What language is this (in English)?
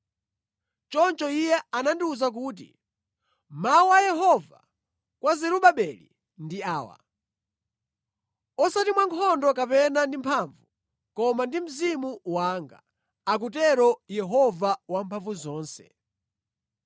Nyanja